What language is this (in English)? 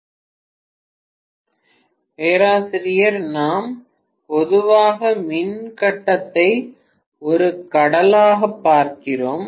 Tamil